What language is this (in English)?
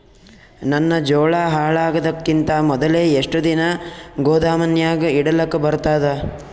Kannada